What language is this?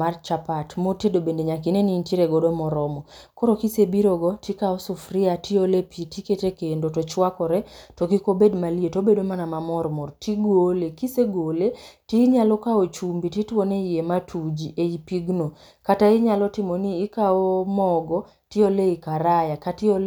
Luo (Kenya and Tanzania)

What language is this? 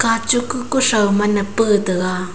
Wancho Naga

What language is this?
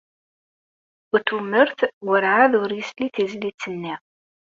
Kabyle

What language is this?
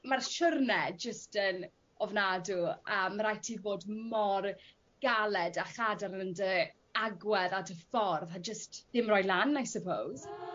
Welsh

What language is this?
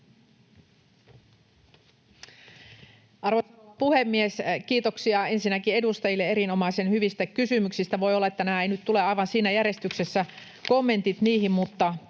Finnish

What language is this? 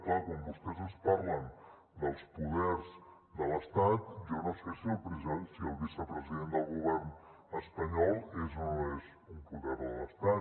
Catalan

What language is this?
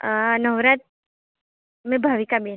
Gujarati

